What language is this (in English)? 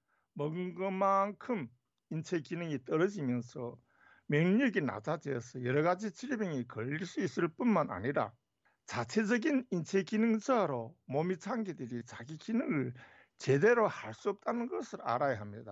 Korean